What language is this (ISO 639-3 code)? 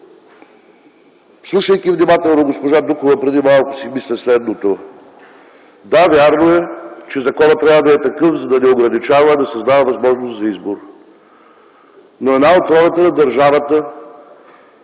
bul